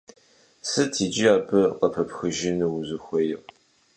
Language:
Kabardian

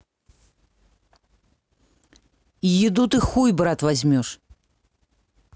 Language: Russian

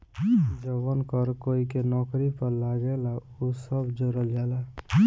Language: Bhojpuri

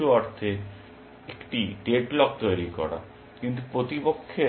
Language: Bangla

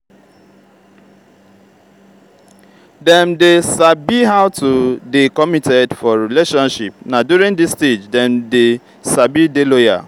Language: Nigerian Pidgin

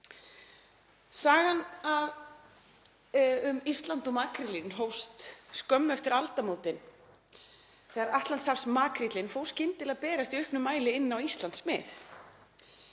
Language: Icelandic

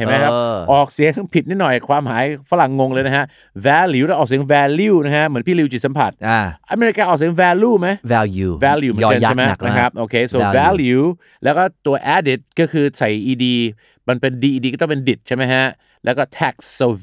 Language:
Thai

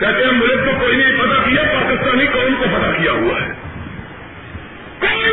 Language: Urdu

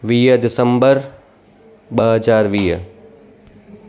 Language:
Sindhi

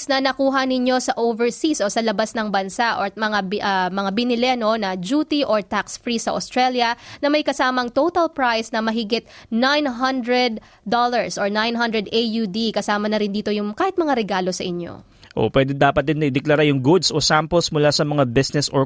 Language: Filipino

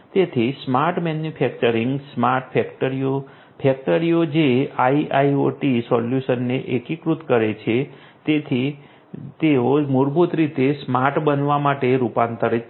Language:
Gujarati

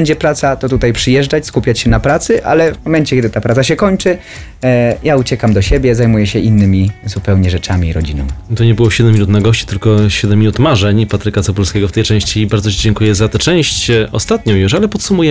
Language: Polish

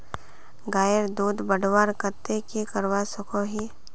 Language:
Magahi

